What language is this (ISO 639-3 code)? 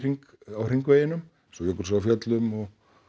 isl